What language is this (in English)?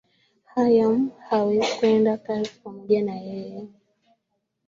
Swahili